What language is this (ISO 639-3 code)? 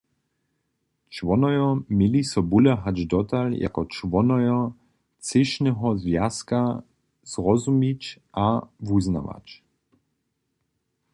hsb